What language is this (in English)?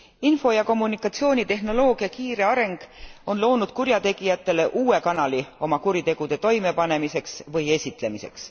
Estonian